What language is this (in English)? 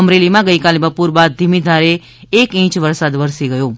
Gujarati